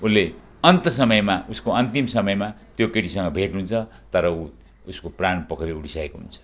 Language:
Nepali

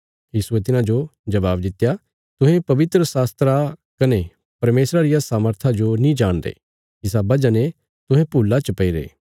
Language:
Bilaspuri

